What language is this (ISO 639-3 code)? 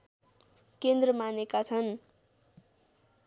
nep